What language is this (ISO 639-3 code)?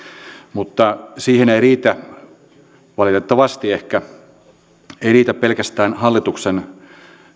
fin